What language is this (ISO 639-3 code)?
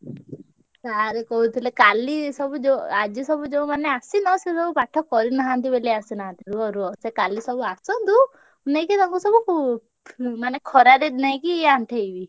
ori